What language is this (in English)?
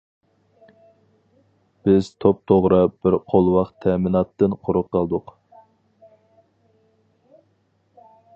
Uyghur